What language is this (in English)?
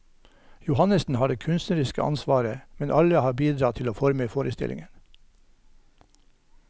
Norwegian